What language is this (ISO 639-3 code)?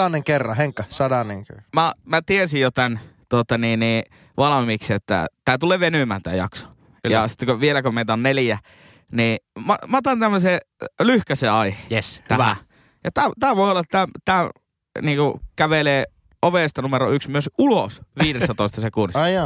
fin